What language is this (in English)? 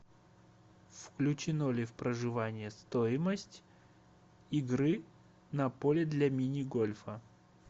Russian